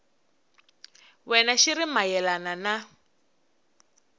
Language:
Tsonga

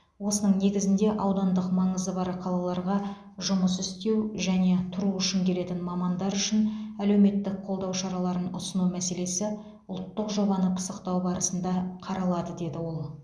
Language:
Kazakh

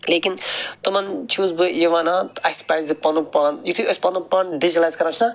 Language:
Kashmiri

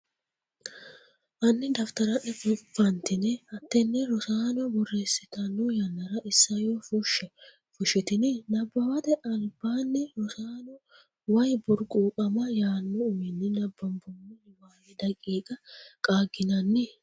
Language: Sidamo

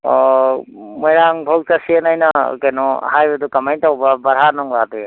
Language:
Manipuri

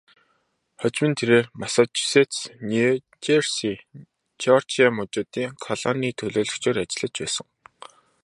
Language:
Mongolian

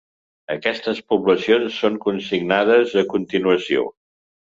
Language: Catalan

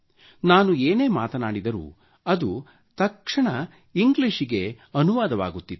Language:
Kannada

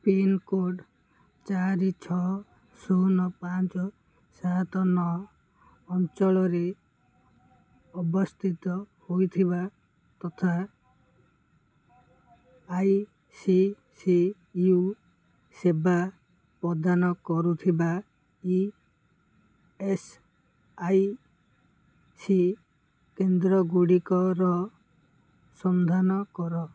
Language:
Odia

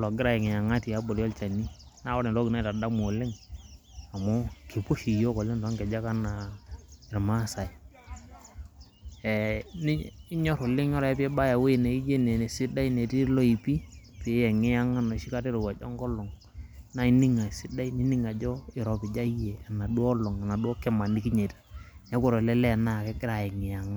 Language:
Masai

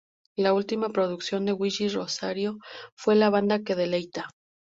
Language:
Spanish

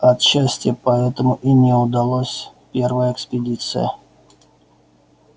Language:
Russian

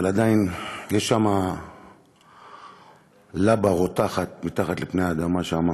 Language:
Hebrew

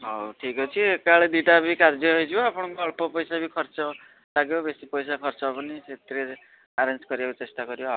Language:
Odia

